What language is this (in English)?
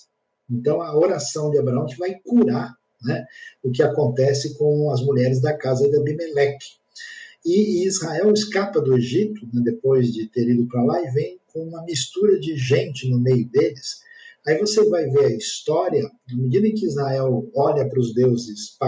Portuguese